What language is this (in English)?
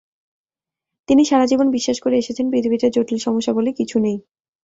Bangla